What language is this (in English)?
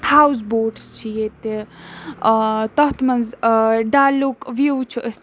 Kashmiri